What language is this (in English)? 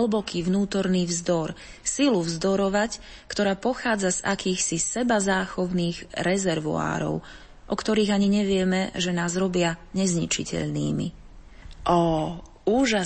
Slovak